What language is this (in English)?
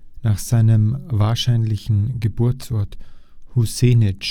German